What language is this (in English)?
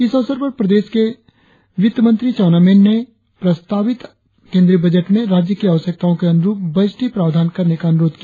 Hindi